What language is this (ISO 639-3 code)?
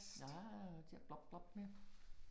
dan